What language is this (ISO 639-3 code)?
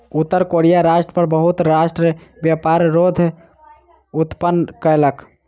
mai